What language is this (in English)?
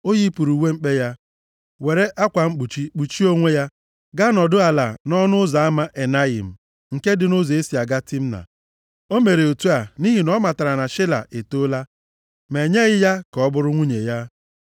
Igbo